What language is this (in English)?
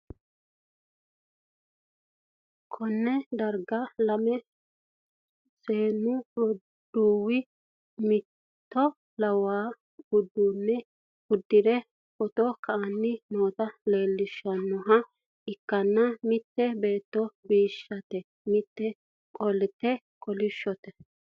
Sidamo